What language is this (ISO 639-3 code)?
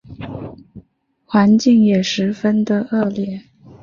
zho